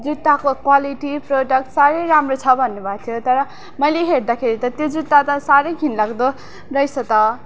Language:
Nepali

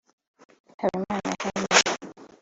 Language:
Kinyarwanda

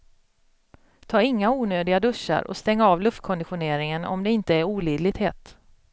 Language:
Swedish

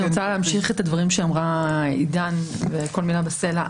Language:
Hebrew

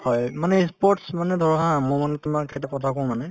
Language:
Assamese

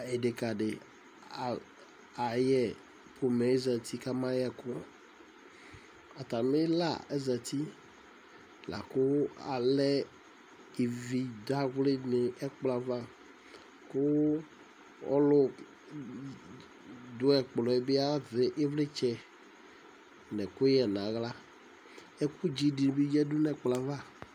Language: Ikposo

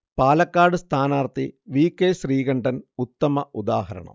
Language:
Malayalam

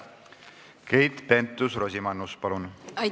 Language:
Estonian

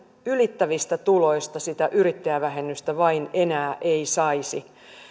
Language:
Finnish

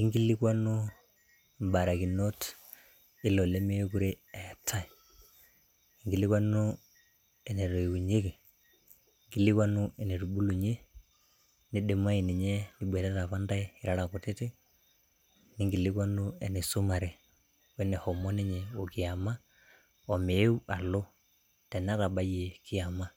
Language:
Masai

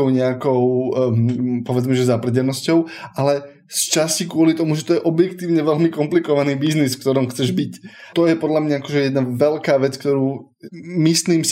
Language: Slovak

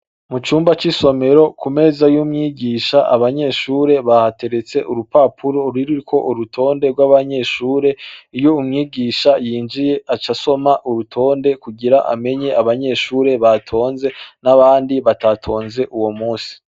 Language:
Rundi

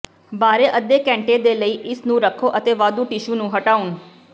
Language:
Punjabi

